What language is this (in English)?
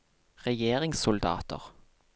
Norwegian